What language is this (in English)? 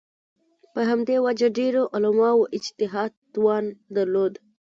Pashto